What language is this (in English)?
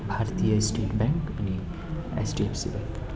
Nepali